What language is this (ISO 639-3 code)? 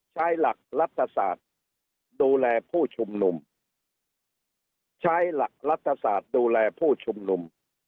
tha